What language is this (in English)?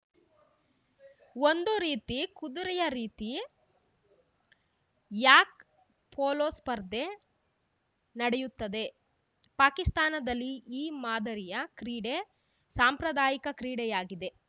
Kannada